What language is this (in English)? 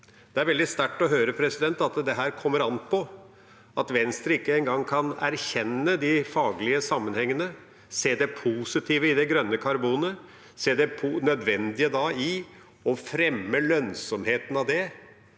Norwegian